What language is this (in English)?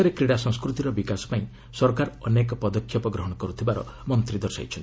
Odia